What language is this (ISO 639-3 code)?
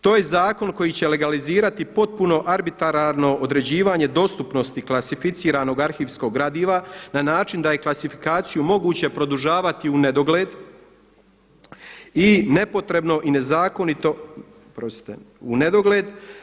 hrv